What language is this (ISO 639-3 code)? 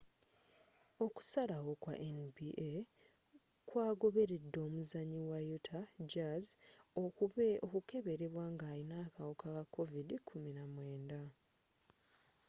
lug